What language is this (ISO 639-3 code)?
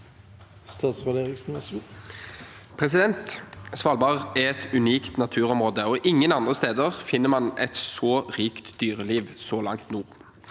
nor